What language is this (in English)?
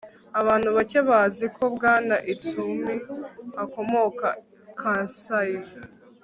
Kinyarwanda